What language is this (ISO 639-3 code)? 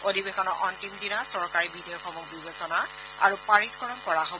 asm